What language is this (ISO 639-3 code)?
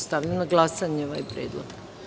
srp